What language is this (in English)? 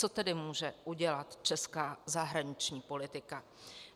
Czech